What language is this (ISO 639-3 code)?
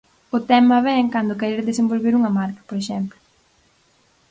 glg